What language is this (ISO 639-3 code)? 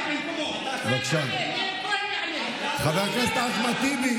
heb